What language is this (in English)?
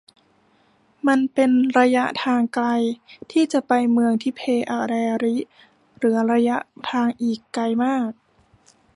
Thai